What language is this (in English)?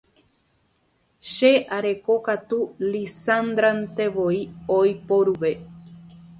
Guarani